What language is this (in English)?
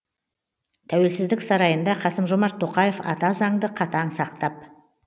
Kazakh